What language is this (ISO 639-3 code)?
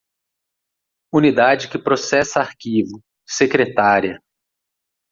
por